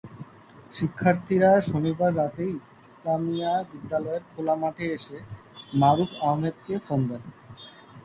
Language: Bangla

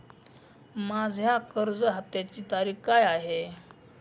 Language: Marathi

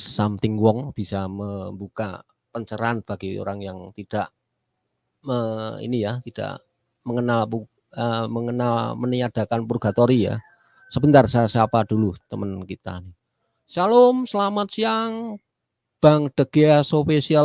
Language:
Indonesian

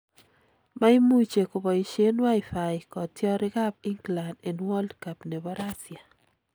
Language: Kalenjin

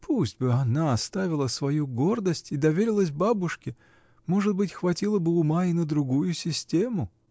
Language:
Russian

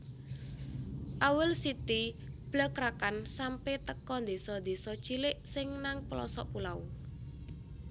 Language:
Javanese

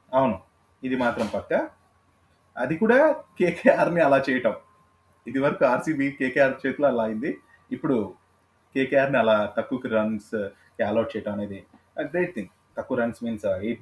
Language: Telugu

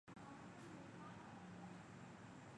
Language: Thai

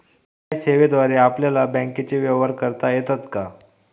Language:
Marathi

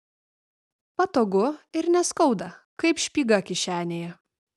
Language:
Lithuanian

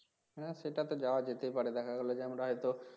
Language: Bangla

